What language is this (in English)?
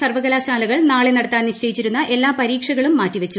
Malayalam